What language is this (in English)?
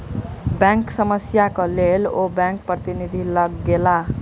Maithili